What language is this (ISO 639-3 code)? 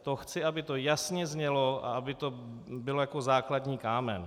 ces